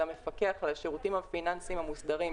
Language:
Hebrew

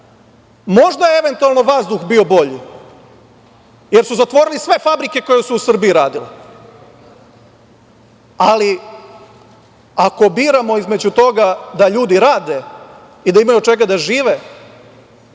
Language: Serbian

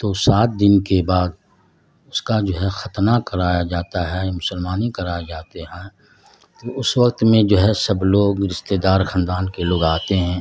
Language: Urdu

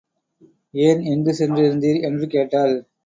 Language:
Tamil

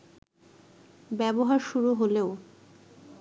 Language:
Bangla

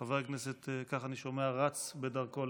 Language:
Hebrew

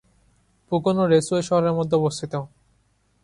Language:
Bangla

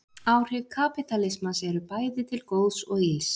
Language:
Icelandic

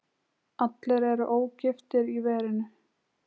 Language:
Icelandic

